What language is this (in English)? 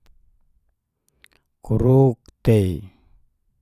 Geser-Gorom